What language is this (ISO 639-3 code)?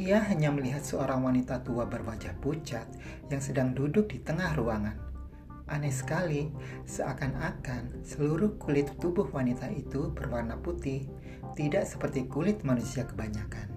ind